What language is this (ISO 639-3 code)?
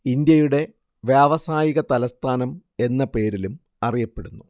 mal